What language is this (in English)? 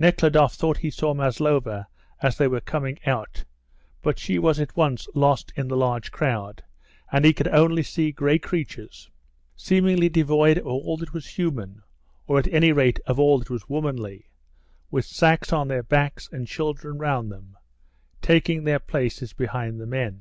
English